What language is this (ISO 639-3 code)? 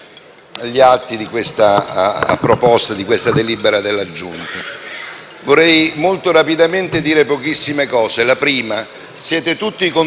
ita